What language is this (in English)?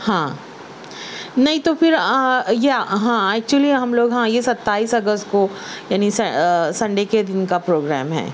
Urdu